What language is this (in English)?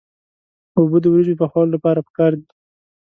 Pashto